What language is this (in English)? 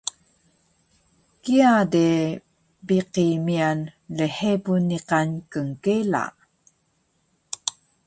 Taroko